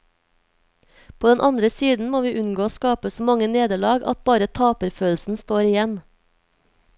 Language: Norwegian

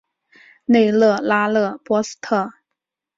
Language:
Chinese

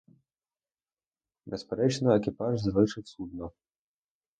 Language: Ukrainian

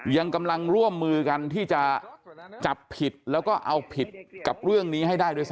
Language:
Thai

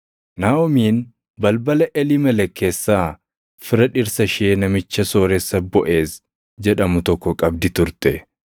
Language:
Oromo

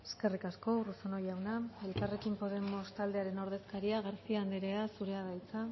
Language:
Basque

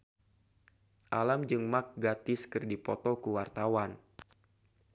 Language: Sundanese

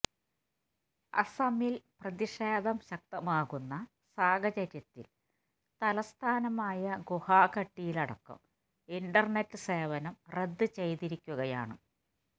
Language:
Malayalam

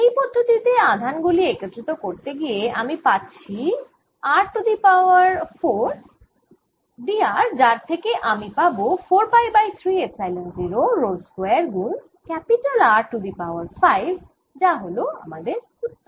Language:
Bangla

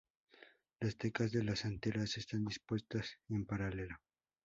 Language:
Spanish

